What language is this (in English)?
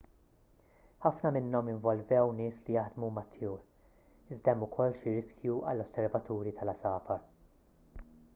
Maltese